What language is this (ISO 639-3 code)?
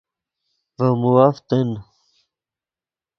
ydg